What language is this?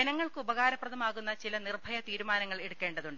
Malayalam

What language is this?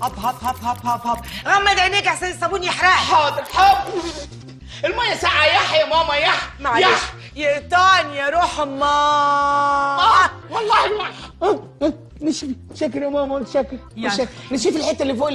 Arabic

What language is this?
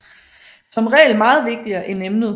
Danish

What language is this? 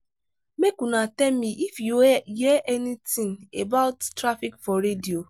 Nigerian Pidgin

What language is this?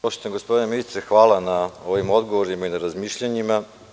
Serbian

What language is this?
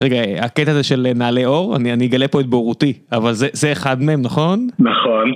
Hebrew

